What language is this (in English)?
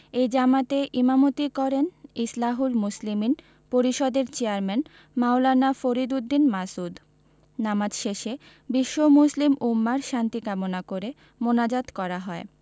Bangla